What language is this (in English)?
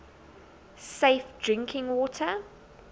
English